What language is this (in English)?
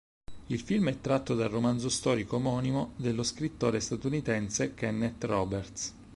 Italian